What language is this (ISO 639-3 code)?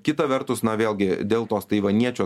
lit